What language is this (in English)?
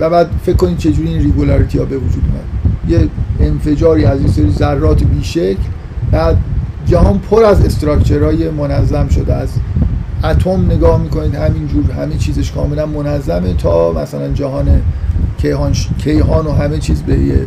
Persian